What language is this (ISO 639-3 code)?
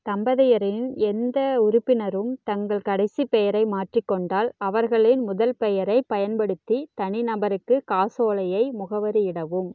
tam